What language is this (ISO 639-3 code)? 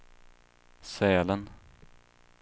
swe